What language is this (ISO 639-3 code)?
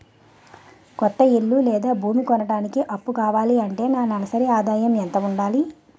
tel